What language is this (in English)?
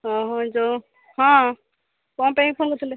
Odia